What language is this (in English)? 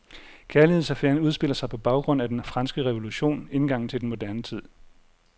Danish